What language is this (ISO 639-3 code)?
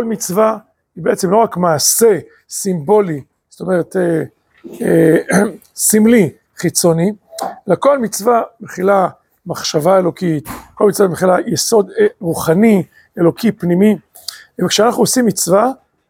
heb